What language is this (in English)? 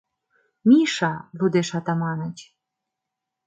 Mari